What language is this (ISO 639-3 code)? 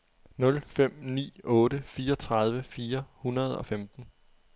dan